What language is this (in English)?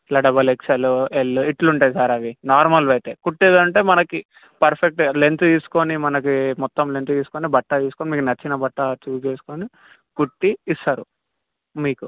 Telugu